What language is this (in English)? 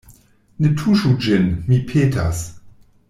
Esperanto